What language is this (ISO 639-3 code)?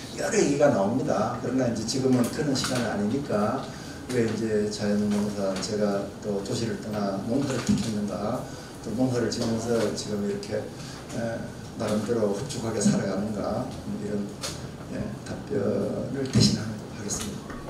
kor